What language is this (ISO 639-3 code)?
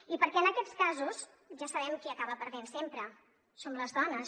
cat